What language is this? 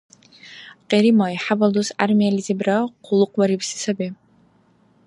Dargwa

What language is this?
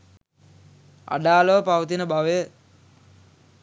Sinhala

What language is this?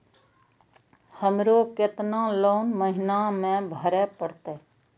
Maithili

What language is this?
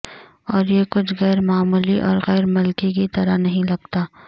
Urdu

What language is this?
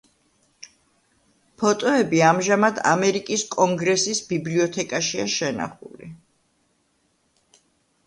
Georgian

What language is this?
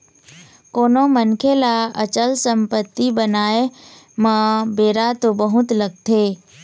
Chhattisgarhi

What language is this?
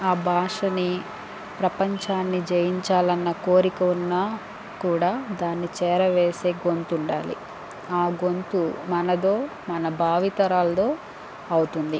Telugu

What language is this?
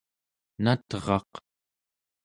Central Yupik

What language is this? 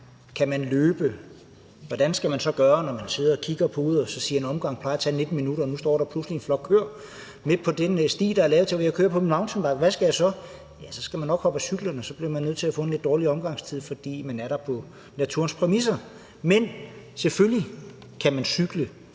Danish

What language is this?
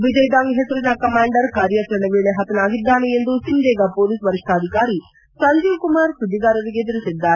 Kannada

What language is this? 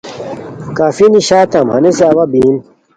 Khowar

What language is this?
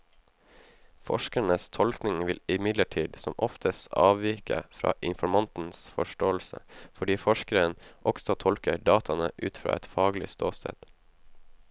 Norwegian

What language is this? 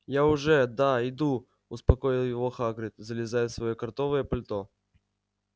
Russian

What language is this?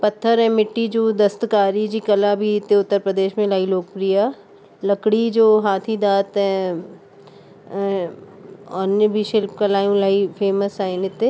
Sindhi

